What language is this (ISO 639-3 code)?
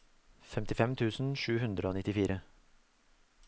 nor